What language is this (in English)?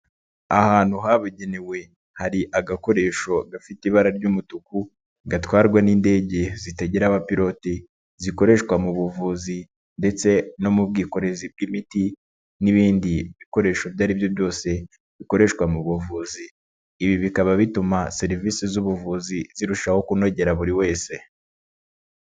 Kinyarwanda